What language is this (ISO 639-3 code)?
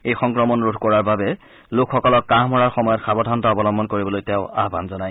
asm